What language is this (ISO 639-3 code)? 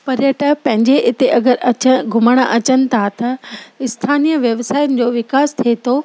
snd